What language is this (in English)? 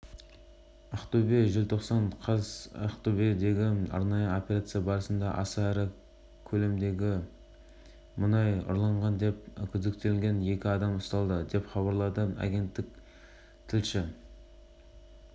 Kazakh